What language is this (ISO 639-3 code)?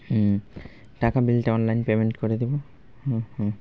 ben